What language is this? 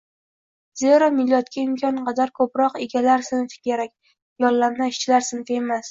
Uzbek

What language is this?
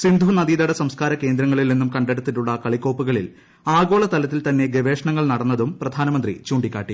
Malayalam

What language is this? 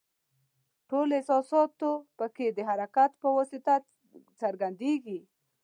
Pashto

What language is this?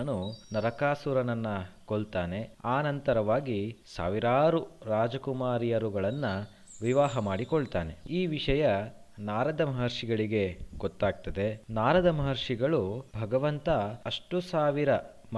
Kannada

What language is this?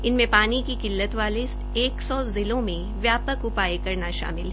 Hindi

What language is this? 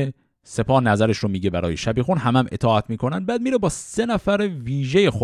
Persian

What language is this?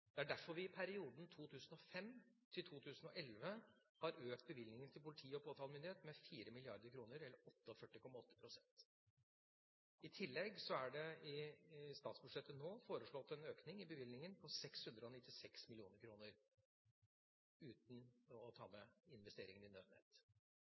Norwegian Bokmål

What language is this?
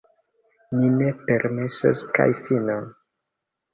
Esperanto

